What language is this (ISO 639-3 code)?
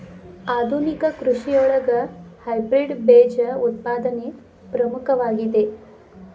kan